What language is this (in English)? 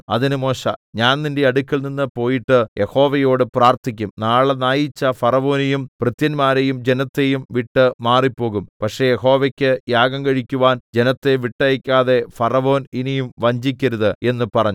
Malayalam